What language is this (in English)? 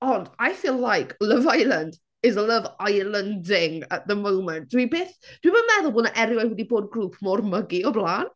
Welsh